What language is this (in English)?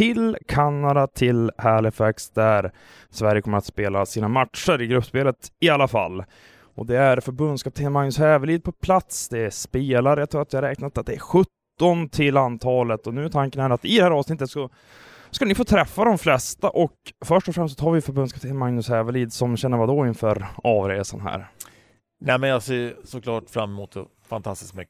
Swedish